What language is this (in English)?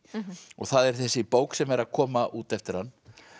Icelandic